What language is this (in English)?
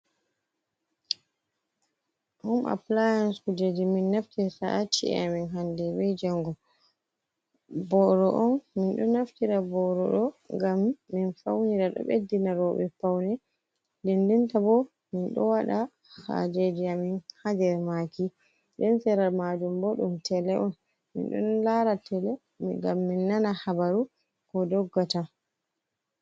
Fula